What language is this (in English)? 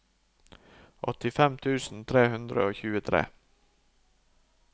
Norwegian